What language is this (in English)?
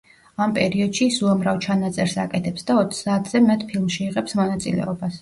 Georgian